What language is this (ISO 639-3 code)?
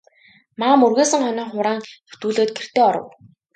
mon